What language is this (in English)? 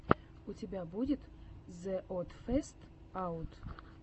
Russian